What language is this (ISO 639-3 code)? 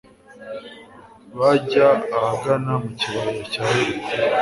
kin